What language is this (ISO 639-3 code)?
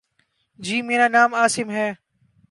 urd